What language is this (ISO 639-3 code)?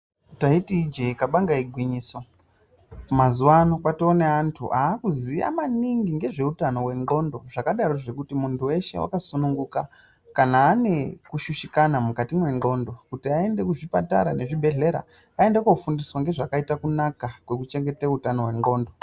ndc